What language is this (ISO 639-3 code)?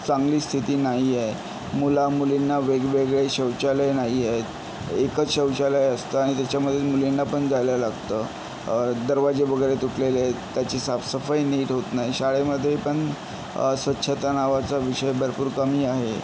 mar